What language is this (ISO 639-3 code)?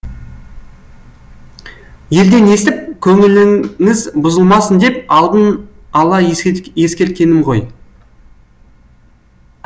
kaz